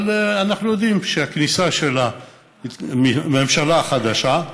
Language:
Hebrew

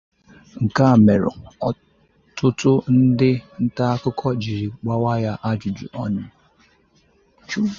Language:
Igbo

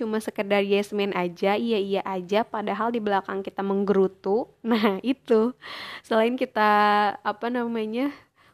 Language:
Indonesian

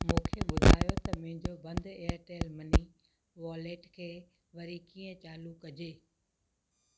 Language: Sindhi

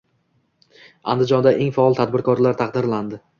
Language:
Uzbek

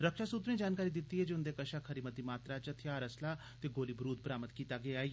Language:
Dogri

